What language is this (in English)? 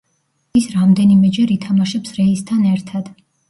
Georgian